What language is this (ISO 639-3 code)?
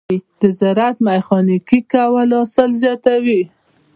pus